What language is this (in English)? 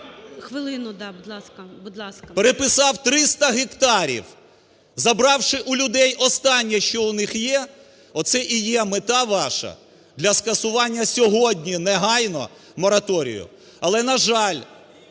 Ukrainian